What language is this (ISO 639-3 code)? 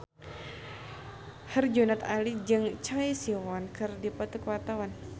sun